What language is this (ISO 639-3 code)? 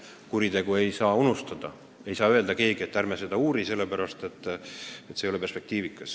est